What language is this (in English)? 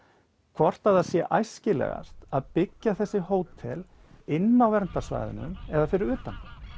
Icelandic